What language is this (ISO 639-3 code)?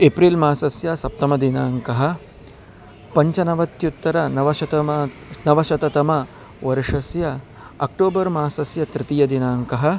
san